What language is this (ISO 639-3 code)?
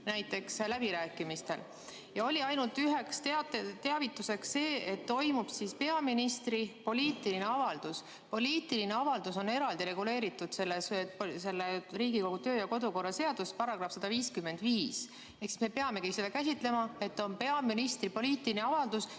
est